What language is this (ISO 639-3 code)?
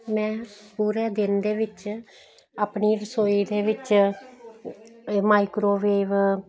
pan